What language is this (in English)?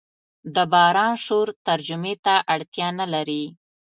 Pashto